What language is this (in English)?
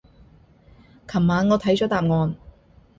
Cantonese